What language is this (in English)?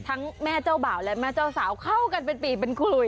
Thai